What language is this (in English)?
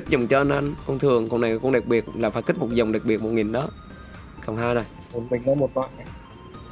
Vietnamese